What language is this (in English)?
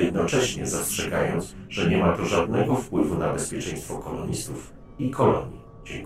Polish